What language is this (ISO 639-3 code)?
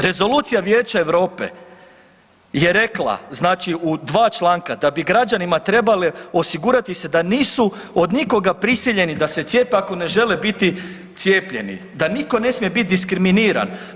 hrv